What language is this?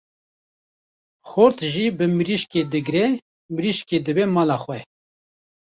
Kurdish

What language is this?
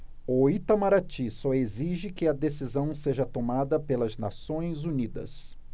Portuguese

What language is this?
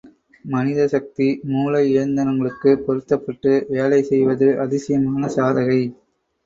Tamil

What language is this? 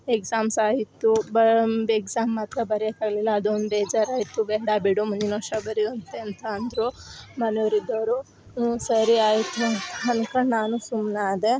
Kannada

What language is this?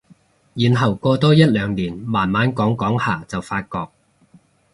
Cantonese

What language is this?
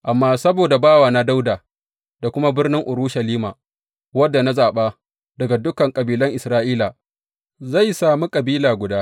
Hausa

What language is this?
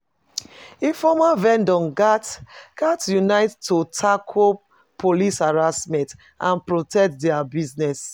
Nigerian Pidgin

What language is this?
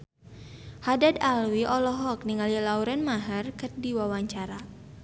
Sundanese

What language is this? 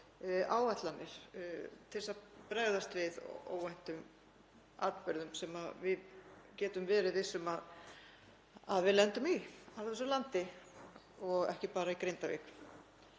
Icelandic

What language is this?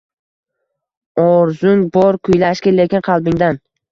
Uzbek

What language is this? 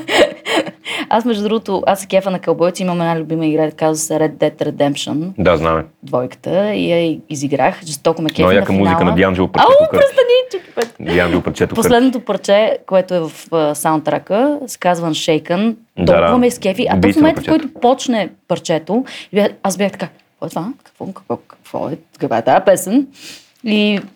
Bulgarian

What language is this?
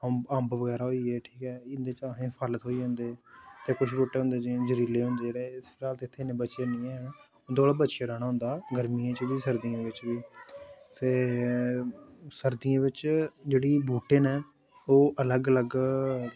Dogri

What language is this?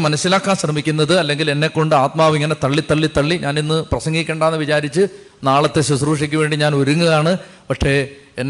Malayalam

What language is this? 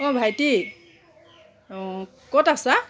Assamese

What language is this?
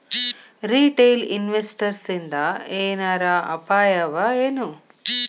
Kannada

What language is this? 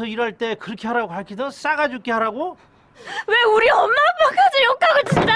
Korean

